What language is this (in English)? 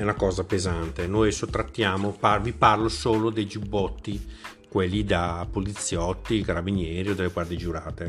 Italian